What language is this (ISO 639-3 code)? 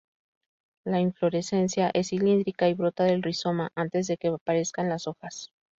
spa